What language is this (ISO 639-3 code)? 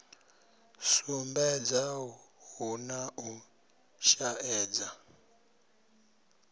ven